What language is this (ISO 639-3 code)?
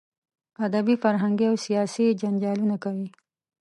pus